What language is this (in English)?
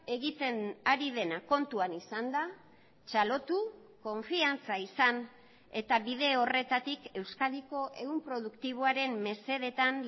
Basque